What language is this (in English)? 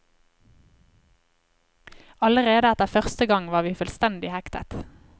Norwegian